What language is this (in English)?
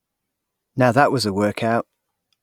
English